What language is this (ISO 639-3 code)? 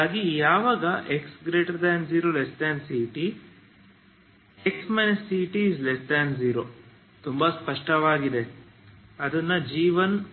kan